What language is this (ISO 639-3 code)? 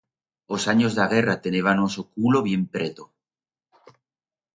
arg